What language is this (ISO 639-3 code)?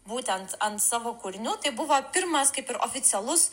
lit